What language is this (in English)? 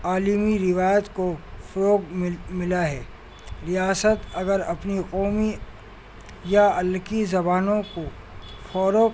Urdu